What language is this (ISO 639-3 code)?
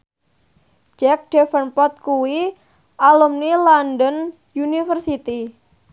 jav